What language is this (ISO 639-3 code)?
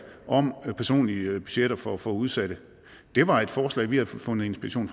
dan